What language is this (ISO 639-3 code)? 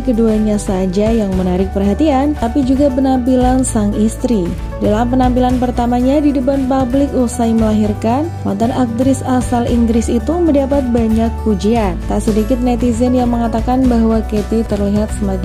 ind